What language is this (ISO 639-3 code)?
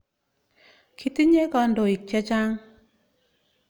kln